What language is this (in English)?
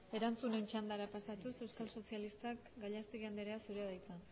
Basque